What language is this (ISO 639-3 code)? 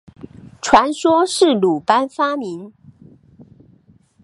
zho